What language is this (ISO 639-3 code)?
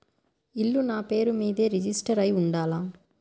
tel